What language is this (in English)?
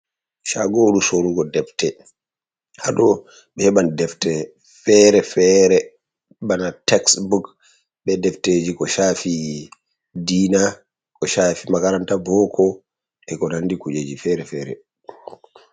Fula